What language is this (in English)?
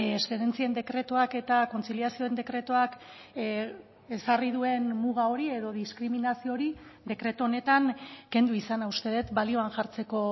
Basque